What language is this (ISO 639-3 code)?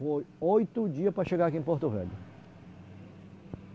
por